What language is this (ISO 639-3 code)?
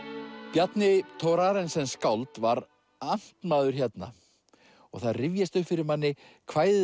isl